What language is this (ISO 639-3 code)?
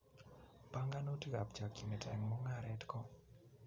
kln